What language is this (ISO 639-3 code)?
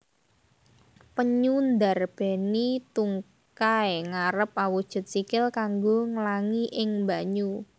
jav